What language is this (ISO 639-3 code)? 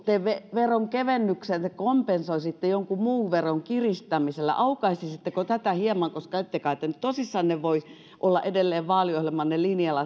fin